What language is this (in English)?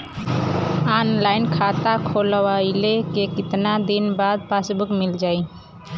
Bhojpuri